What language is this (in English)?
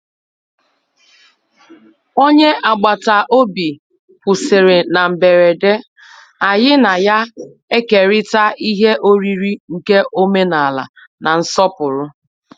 Igbo